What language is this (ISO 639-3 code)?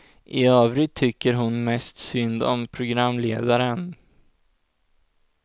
swe